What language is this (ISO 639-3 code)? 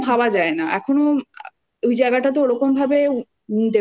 ben